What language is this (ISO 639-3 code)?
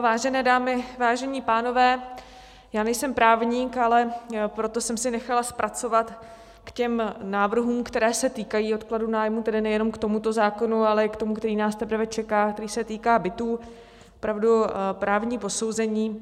ces